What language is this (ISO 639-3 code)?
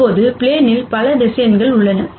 tam